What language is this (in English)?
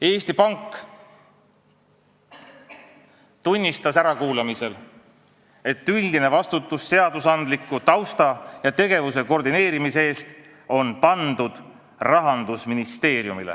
Estonian